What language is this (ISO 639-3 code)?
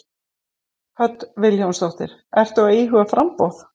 isl